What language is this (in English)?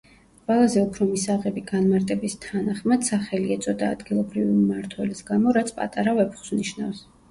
Georgian